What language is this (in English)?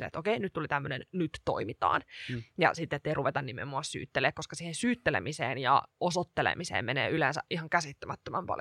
Finnish